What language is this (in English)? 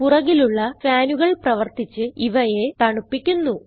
Malayalam